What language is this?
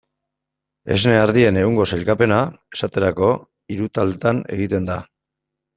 Basque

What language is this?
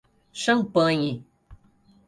Portuguese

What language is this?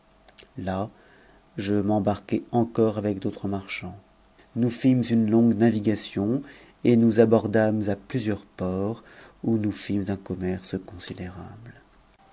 French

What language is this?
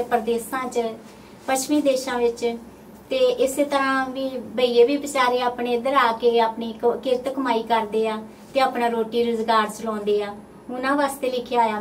Punjabi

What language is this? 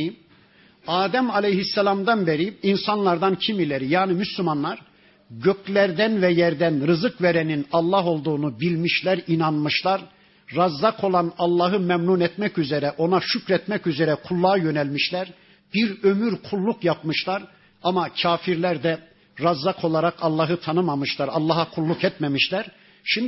Turkish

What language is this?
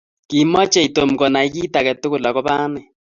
Kalenjin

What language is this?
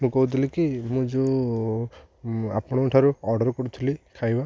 Odia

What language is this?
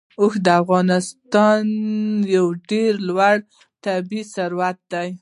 Pashto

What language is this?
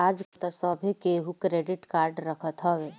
Bhojpuri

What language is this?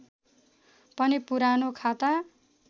Nepali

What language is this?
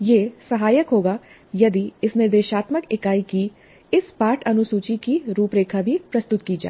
Hindi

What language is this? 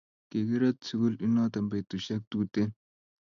Kalenjin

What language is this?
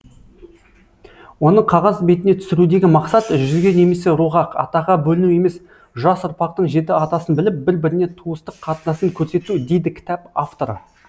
Kazakh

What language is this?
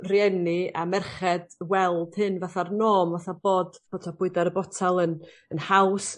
Welsh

